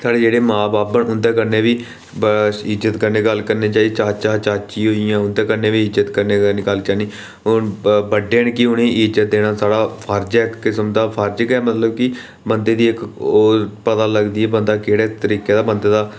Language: Dogri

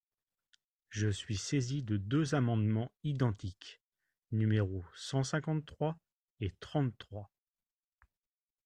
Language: French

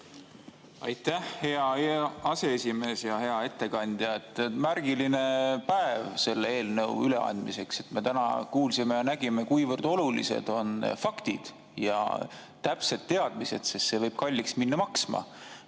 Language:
Estonian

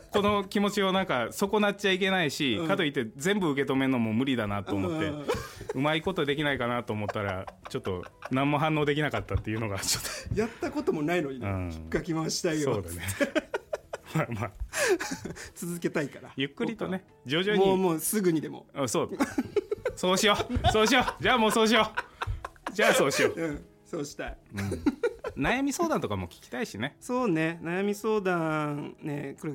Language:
Japanese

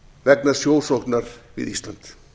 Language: Icelandic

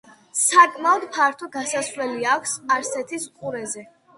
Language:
Georgian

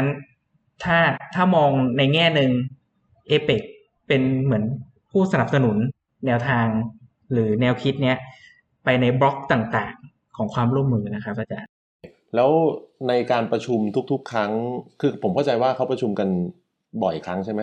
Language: Thai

